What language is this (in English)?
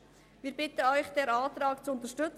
Swiss German